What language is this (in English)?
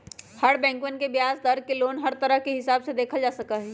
Magahi